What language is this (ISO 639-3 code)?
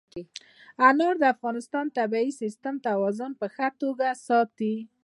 pus